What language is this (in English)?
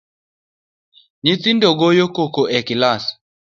Luo (Kenya and Tanzania)